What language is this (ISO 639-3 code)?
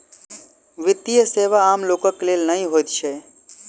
mai